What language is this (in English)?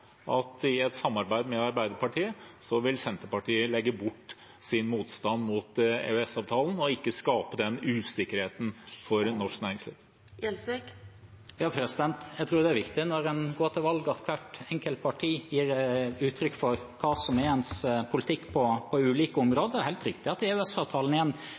Norwegian Bokmål